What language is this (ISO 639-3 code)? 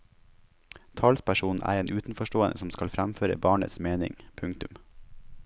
nor